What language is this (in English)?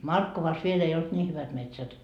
Finnish